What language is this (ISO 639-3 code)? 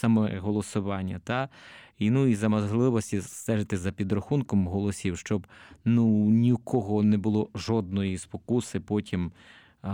ukr